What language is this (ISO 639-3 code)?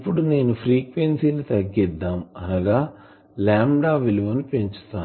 tel